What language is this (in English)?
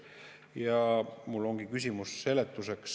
Estonian